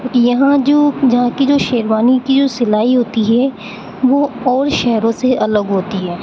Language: Urdu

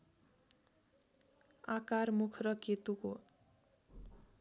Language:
Nepali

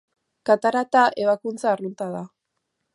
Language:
Basque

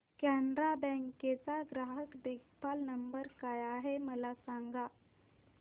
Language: Marathi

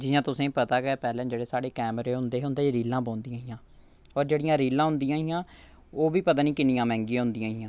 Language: Dogri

